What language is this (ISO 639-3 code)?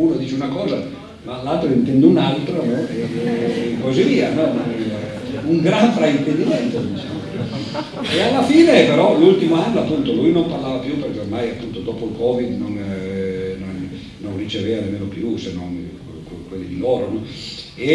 ita